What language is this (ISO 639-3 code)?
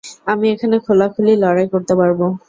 ben